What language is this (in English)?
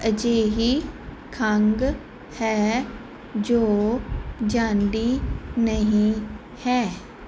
Punjabi